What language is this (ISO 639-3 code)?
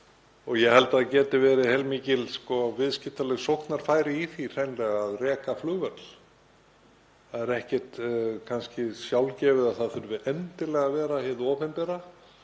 isl